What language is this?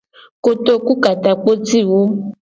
Gen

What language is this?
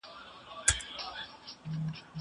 Pashto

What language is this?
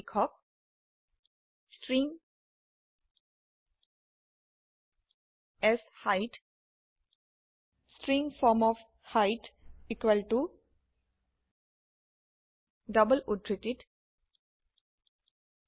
Assamese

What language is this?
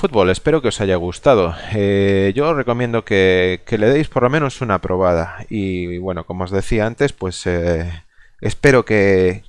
Spanish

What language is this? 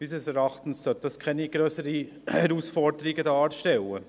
Swiss German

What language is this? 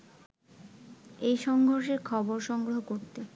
Bangla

